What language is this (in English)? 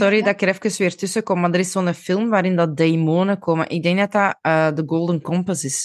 Dutch